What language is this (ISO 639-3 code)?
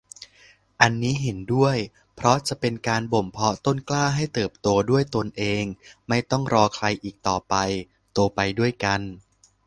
tha